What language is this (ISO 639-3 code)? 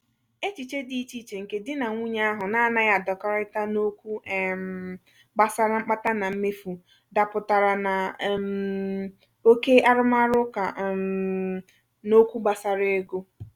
ibo